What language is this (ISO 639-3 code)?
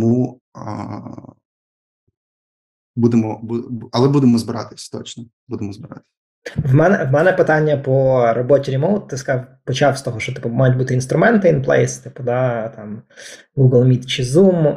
ukr